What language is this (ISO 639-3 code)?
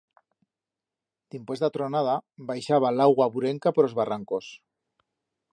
arg